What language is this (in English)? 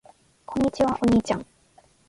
Japanese